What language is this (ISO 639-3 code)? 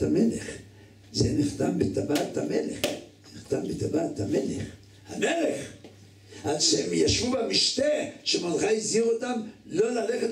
heb